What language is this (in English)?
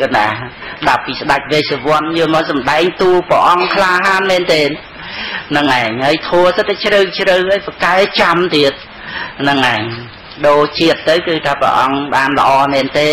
Vietnamese